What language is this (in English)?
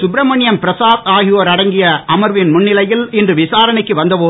Tamil